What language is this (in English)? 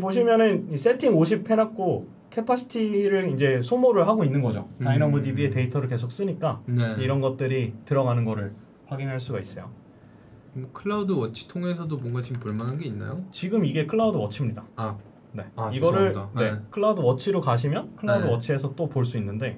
Korean